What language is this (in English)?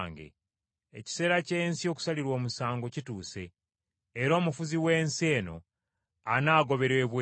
Ganda